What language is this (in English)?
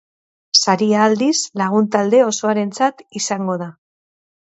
Basque